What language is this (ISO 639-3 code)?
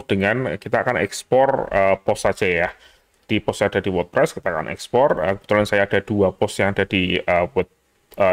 ind